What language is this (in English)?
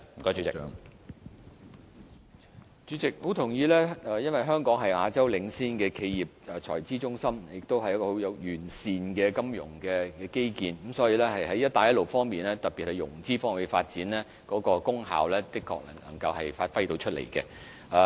Cantonese